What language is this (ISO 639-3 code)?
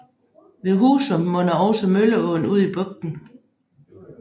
dan